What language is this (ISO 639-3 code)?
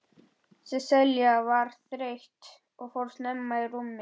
isl